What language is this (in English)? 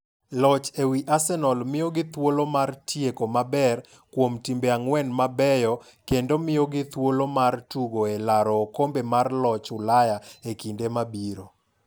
Luo (Kenya and Tanzania)